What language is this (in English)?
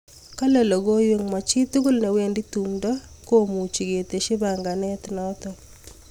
Kalenjin